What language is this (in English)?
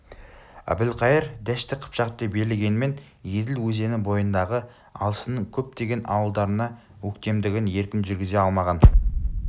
Kazakh